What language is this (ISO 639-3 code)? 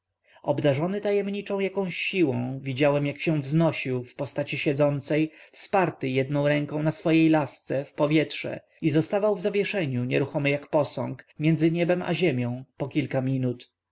pol